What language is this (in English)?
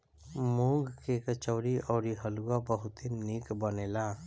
Bhojpuri